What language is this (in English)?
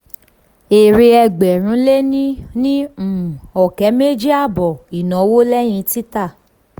Yoruba